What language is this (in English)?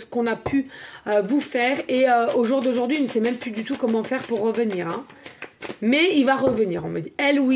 French